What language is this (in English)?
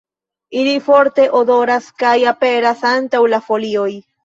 Esperanto